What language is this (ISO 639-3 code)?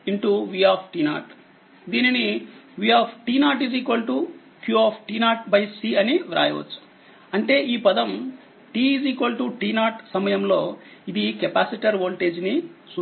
tel